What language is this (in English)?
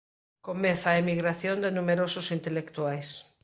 Galician